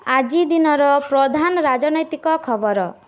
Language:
Odia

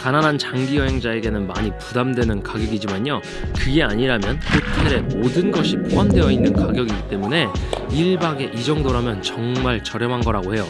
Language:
Korean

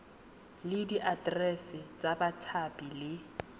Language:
Tswana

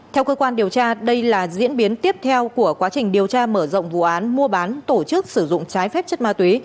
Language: Vietnamese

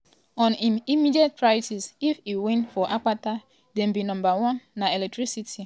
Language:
Nigerian Pidgin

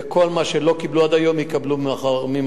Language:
Hebrew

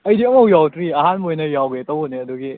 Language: Manipuri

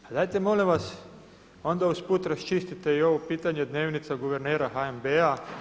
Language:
Croatian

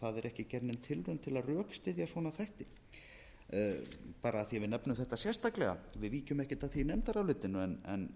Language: Icelandic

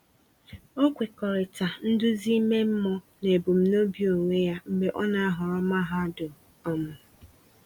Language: Igbo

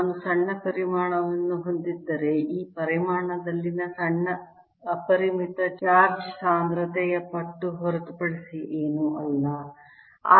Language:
Kannada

